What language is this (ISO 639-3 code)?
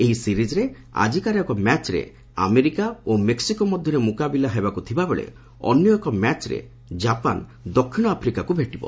ori